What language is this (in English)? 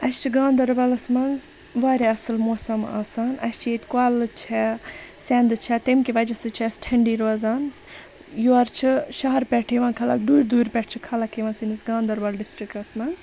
Kashmiri